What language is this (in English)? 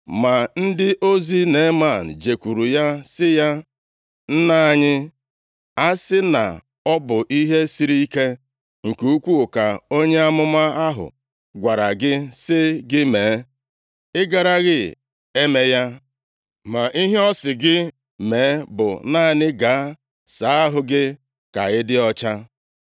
Igbo